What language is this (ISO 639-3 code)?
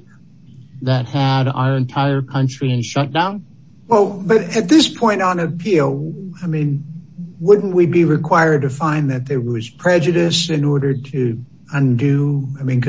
eng